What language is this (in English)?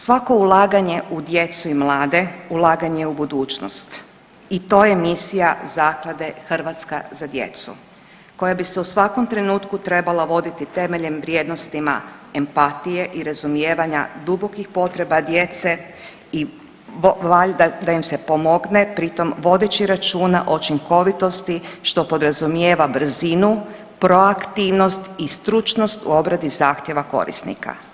Croatian